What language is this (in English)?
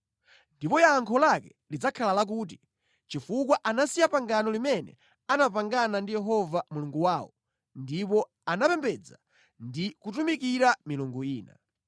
Nyanja